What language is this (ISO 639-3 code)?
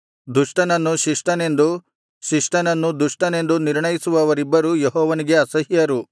kan